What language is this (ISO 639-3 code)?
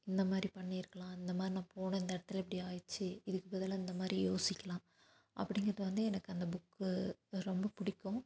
tam